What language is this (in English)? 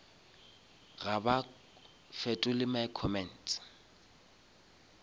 Northern Sotho